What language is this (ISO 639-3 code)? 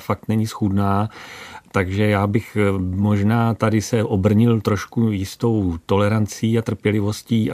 ces